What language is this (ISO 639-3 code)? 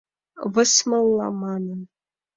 chm